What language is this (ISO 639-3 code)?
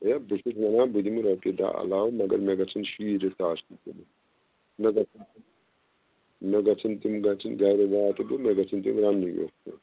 kas